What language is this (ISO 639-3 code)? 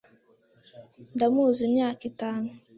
kin